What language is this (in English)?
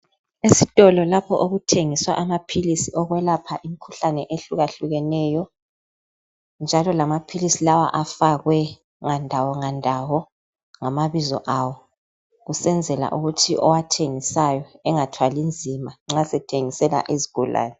North Ndebele